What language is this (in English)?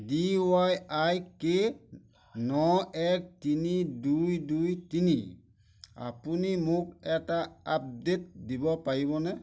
Assamese